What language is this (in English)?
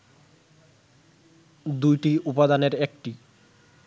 Bangla